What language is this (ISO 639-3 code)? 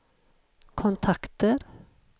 swe